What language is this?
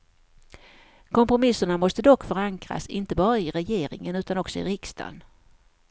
Swedish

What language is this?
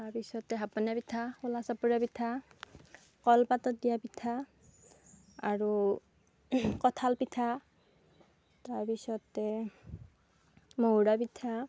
Assamese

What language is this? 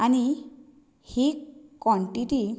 Konkani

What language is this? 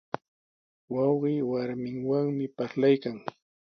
Sihuas Ancash Quechua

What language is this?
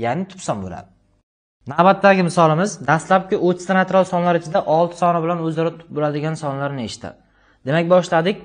Turkish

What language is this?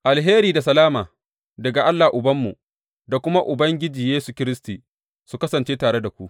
Hausa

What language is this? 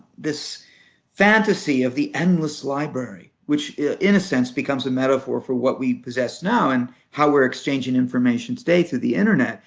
English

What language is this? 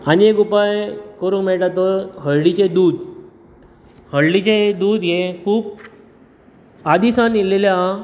Konkani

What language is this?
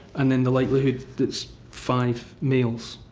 English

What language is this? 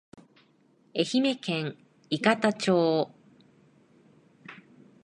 Japanese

